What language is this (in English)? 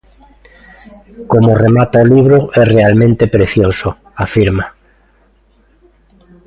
Galician